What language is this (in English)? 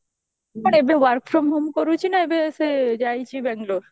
Odia